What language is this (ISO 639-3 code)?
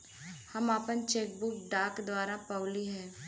bho